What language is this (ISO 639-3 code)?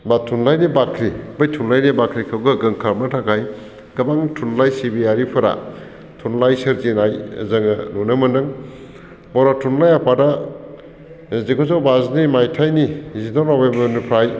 brx